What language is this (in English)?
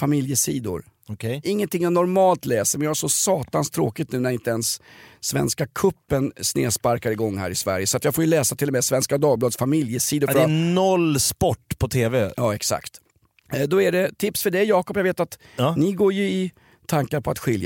Swedish